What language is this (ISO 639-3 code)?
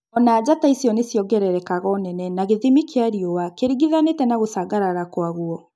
kik